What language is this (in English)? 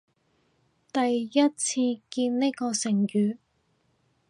Cantonese